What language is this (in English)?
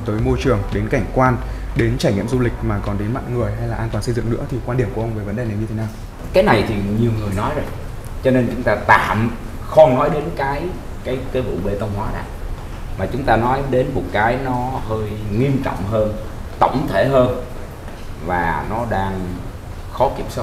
Vietnamese